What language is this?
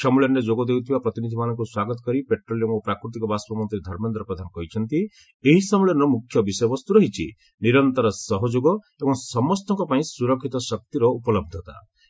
Odia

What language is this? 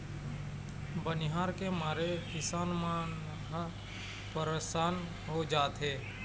Chhattisgarhi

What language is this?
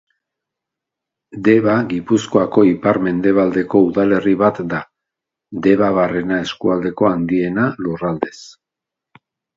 Basque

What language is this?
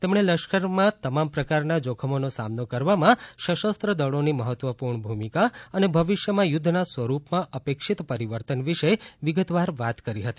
Gujarati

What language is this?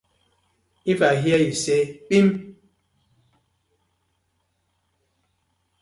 Nigerian Pidgin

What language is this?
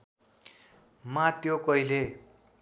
Nepali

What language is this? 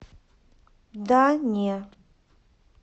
Russian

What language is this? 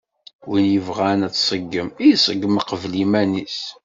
Kabyle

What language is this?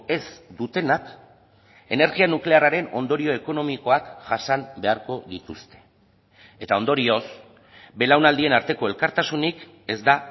Basque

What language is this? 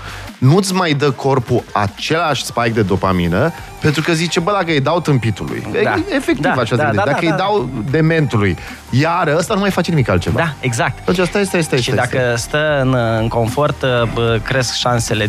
Romanian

